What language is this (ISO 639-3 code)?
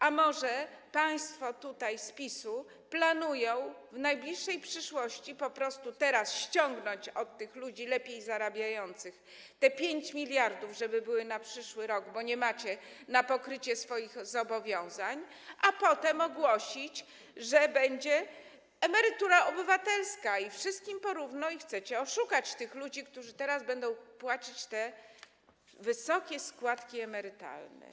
pol